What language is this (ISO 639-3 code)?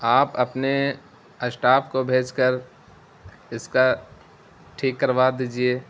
urd